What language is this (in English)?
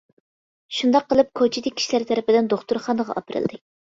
Uyghur